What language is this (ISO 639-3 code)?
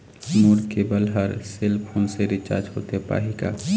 hne